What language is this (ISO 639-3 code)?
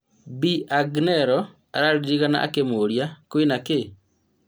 kik